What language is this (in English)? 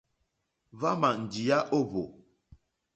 Mokpwe